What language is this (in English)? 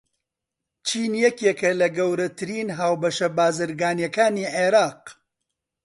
Central Kurdish